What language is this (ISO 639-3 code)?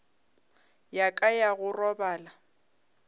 nso